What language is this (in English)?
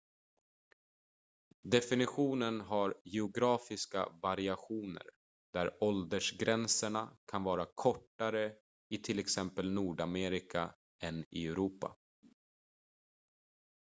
Swedish